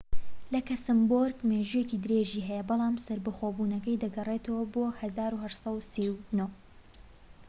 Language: Central Kurdish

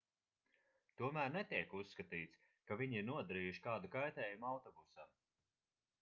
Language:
Latvian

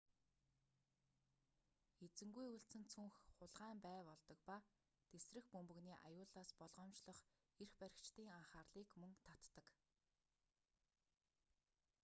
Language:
Mongolian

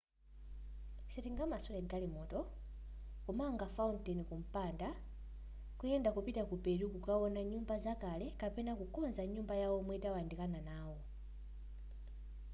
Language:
Nyanja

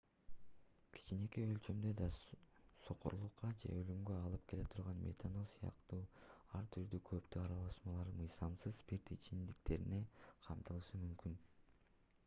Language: Kyrgyz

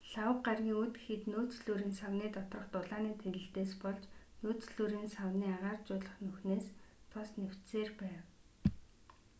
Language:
Mongolian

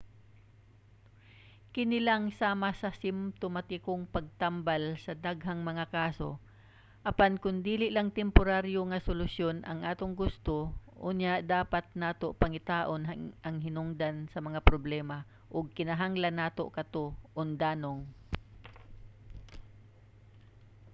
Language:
Cebuano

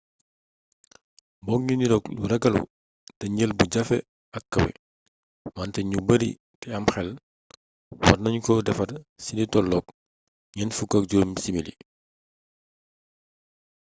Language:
Wolof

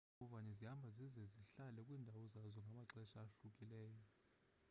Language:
Xhosa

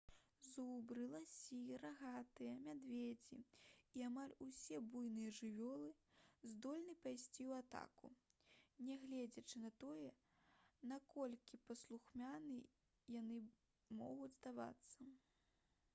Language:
Belarusian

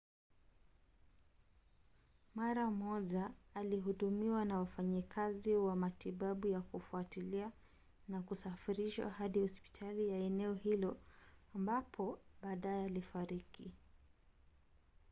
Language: Swahili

